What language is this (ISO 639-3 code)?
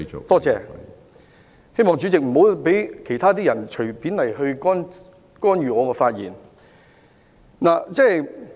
yue